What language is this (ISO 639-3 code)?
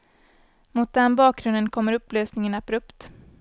swe